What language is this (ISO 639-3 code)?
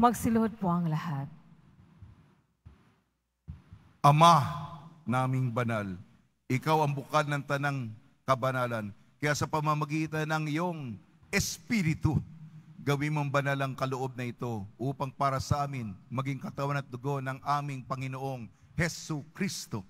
fil